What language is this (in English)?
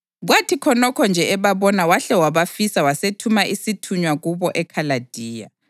North Ndebele